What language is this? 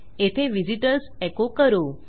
Marathi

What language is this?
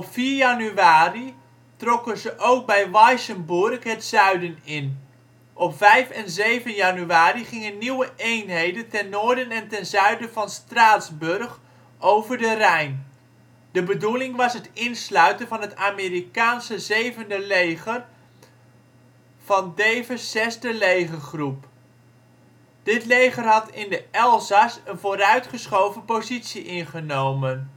Dutch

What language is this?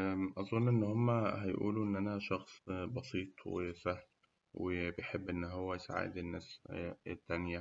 Egyptian Arabic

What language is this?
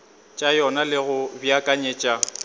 Northern Sotho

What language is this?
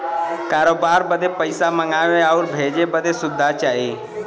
Bhojpuri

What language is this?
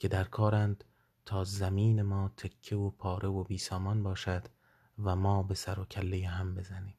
Persian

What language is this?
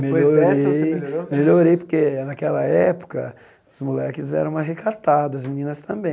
Portuguese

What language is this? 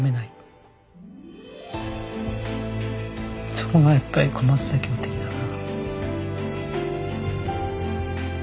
Japanese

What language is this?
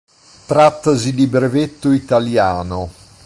Italian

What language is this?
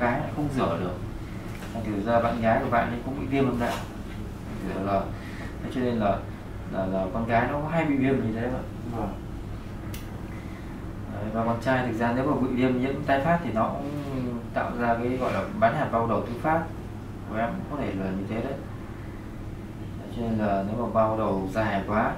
Vietnamese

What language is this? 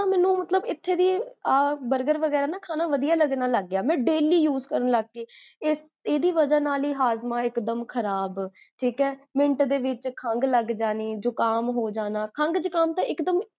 Punjabi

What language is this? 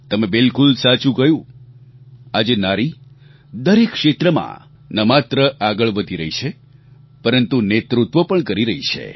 Gujarati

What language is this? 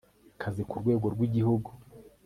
Kinyarwanda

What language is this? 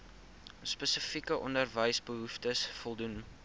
Afrikaans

